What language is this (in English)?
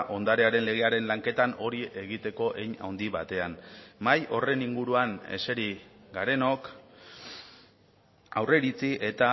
Basque